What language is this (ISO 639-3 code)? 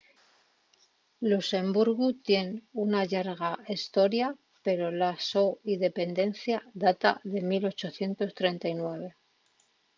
ast